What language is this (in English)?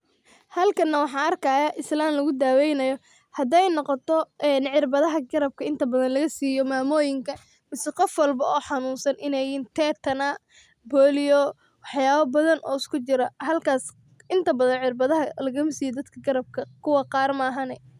Somali